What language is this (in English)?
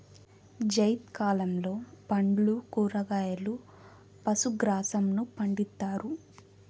Telugu